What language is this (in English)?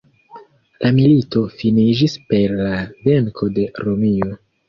Esperanto